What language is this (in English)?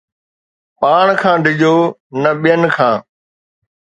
Sindhi